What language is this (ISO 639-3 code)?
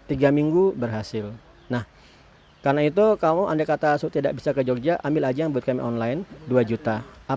ind